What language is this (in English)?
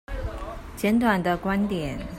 Chinese